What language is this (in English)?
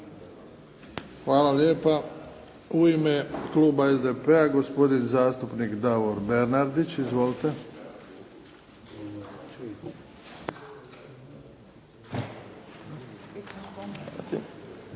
Croatian